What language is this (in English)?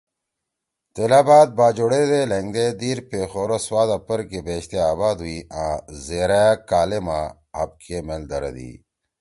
Torwali